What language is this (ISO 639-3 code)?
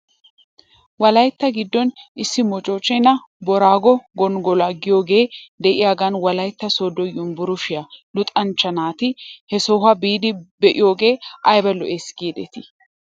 wal